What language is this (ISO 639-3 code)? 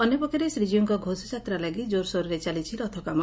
ori